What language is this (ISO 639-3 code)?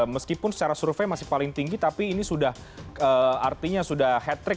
ind